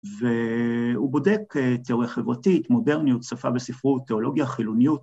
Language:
Hebrew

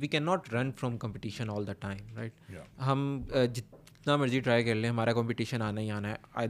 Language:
Urdu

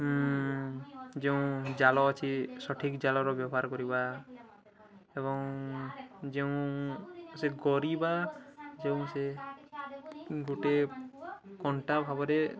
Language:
Odia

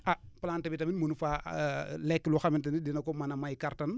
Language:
Wolof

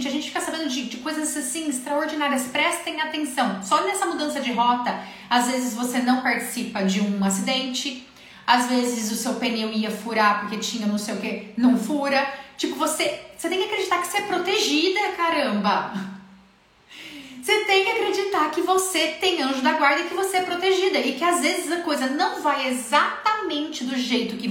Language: Portuguese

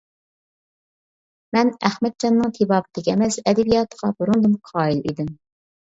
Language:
Uyghur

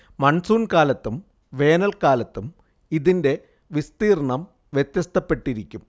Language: Malayalam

